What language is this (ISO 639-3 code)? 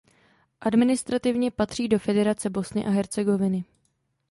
ces